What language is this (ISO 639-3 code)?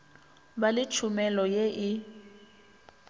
nso